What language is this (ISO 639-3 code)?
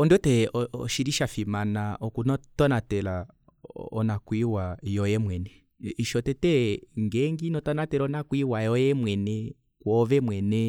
kua